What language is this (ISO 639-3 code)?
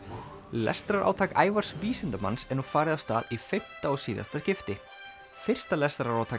isl